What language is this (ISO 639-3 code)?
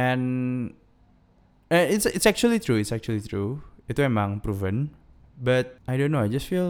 ind